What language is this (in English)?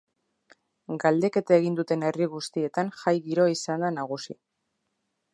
Basque